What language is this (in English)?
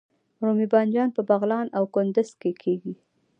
Pashto